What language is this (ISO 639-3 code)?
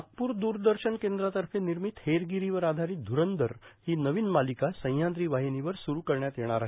mar